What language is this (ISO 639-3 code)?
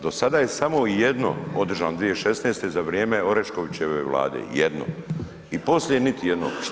hrv